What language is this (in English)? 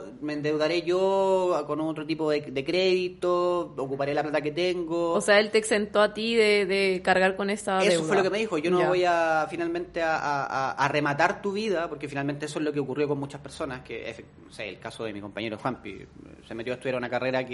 Spanish